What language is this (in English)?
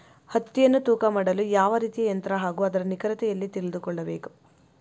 Kannada